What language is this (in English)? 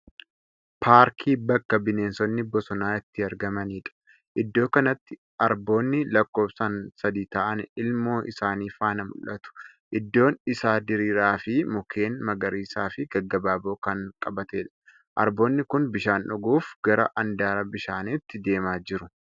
Oromo